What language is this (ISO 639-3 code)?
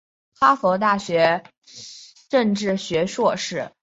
zho